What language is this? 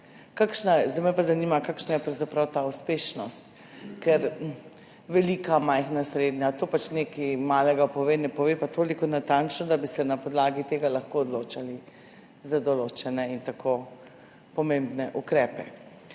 Slovenian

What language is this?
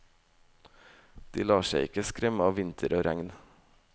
Norwegian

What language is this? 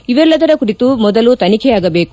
Kannada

